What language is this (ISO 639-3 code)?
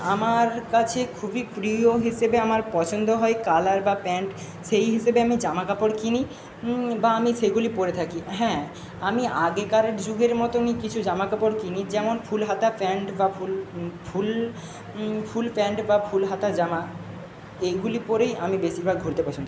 ben